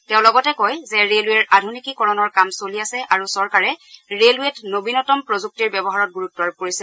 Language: Assamese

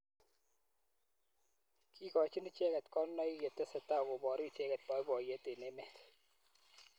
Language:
Kalenjin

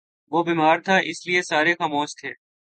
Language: Urdu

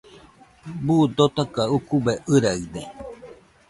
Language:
Nüpode Huitoto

